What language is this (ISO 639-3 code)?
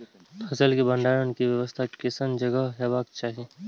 mai